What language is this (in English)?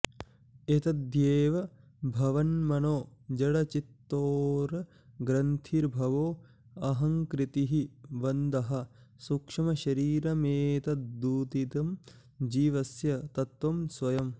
Sanskrit